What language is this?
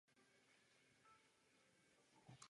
Czech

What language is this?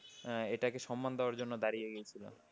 Bangla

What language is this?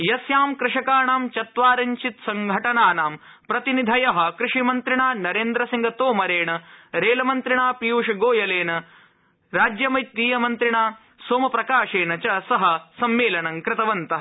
Sanskrit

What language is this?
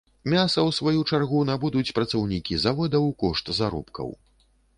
Belarusian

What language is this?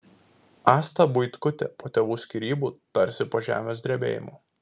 Lithuanian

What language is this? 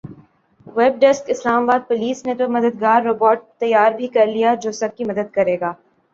Urdu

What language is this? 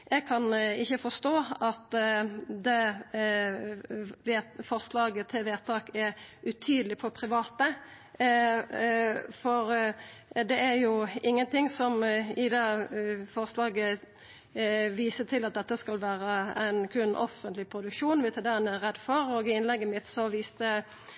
Norwegian Nynorsk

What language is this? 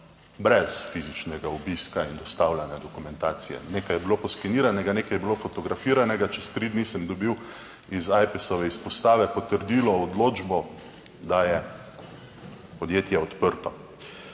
Slovenian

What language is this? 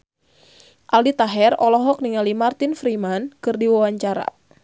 Sundanese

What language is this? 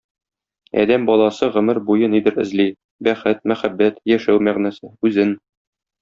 Tatar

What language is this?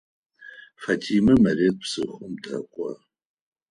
Adyghe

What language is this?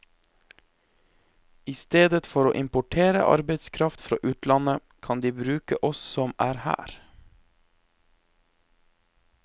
Norwegian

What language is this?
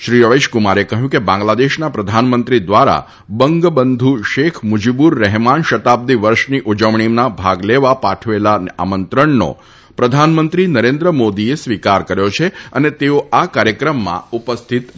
Gujarati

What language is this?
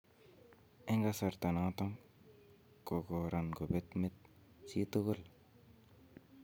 Kalenjin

